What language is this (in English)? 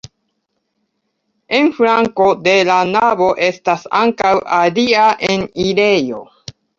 Esperanto